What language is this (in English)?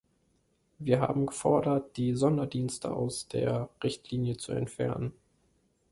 German